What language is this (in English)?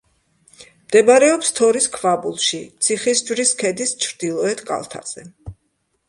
Georgian